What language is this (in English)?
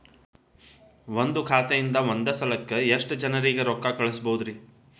Kannada